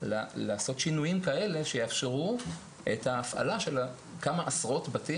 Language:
Hebrew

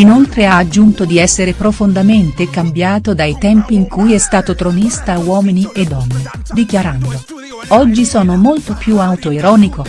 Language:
Italian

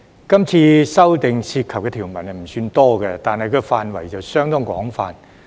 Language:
Cantonese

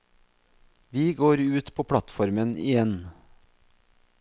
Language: Norwegian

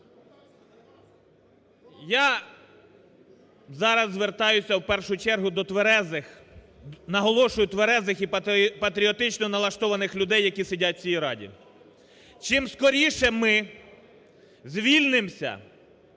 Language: Ukrainian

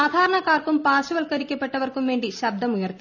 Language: Malayalam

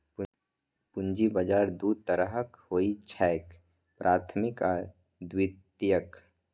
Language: Maithili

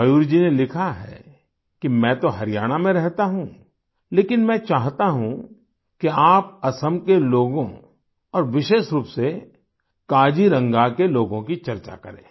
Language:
Hindi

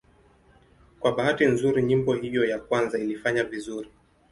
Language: Swahili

